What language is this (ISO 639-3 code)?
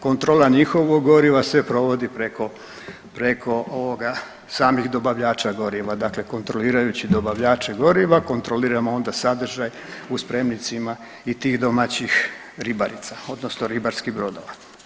hrv